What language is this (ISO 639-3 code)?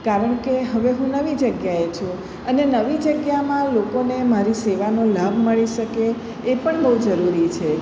guj